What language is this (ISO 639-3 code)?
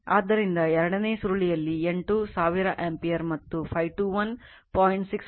kan